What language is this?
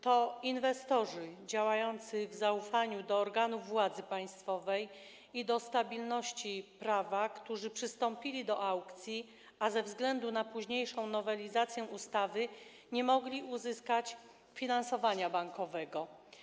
Polish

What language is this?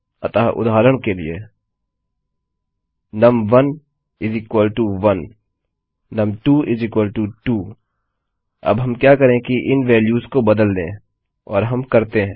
Hindi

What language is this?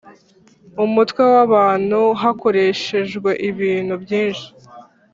Kinyarwanda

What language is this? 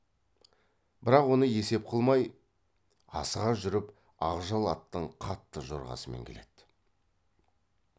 Kazakh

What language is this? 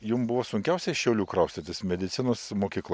Lithuanian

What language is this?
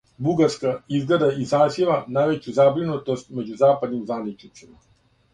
Serbian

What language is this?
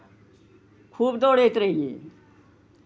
Maithili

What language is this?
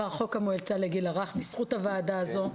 Hebrew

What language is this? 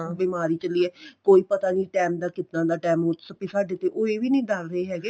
Punjabi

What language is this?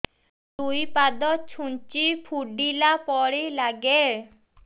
Odia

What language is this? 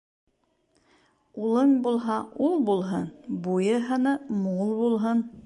Bashkir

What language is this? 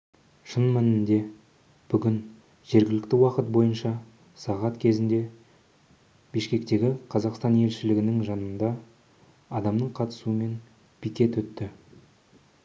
Kazakh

